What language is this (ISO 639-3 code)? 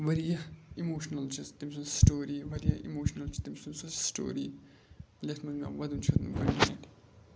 kas